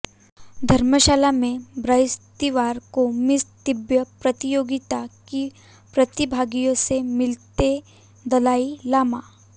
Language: Hindi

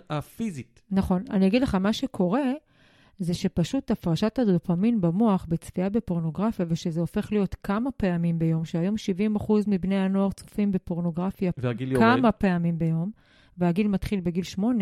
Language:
Hebrew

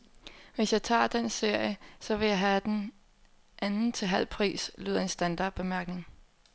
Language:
Danish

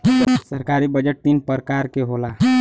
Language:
Bhojpuri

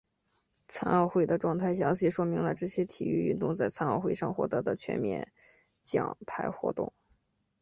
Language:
Chinese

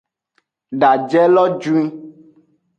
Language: Aja (Benin)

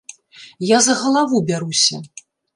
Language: Belarusian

